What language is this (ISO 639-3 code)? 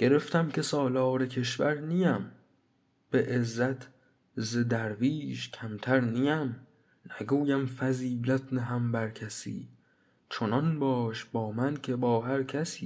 fas